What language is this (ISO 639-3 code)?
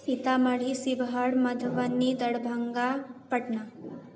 mai